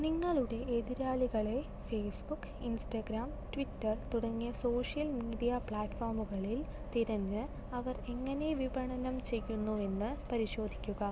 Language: Malayalam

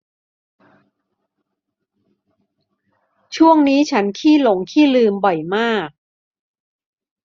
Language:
Thai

